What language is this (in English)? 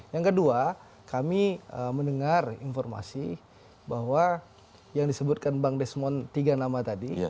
Indonesian